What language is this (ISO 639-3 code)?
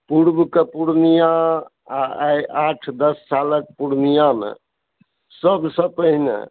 mai